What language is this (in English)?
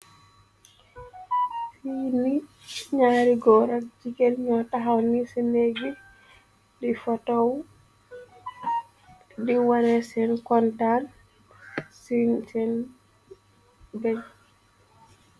Wolof